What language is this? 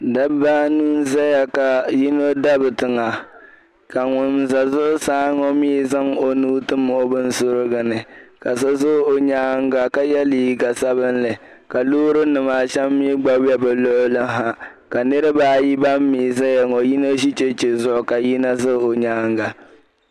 Dagbani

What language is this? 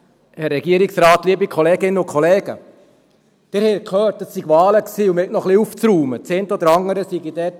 Swiss German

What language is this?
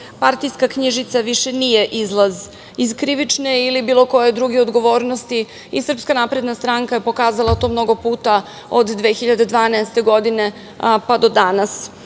Serbian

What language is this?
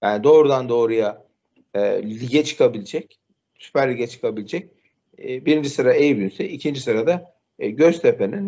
Turkish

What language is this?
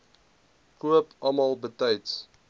Afrikaans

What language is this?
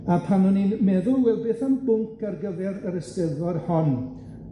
Welsh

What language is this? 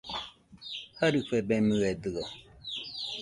Nüpode Huitoto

